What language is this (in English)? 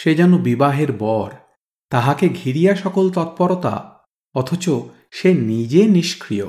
Bangla